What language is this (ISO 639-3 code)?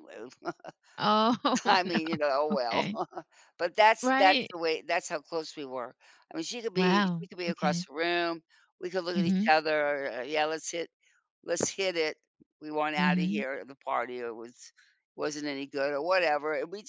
eng